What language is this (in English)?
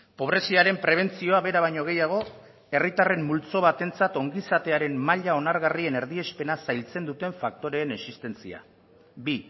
Basque